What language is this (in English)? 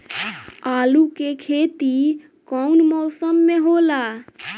Bhojpuri